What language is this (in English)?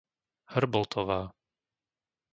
Slovak